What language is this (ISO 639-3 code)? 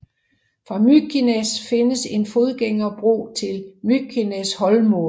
dan